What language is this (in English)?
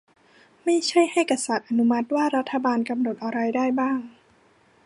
Thai